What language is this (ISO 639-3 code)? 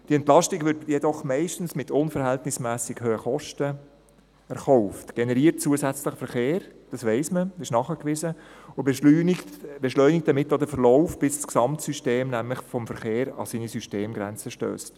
gsw